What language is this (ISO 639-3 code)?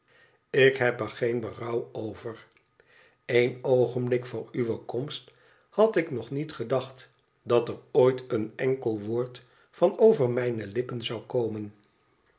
nld